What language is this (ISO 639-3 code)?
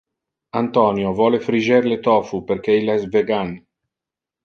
ina